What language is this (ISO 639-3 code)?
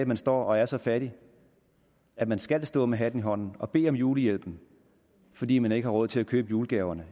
dan